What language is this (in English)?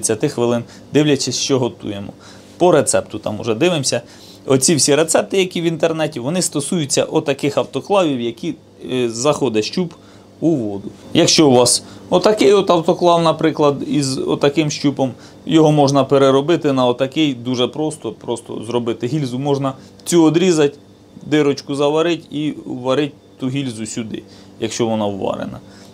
Ukrainian